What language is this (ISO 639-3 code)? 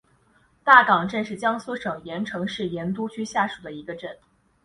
zho